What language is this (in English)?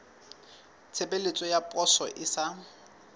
Southern Sotho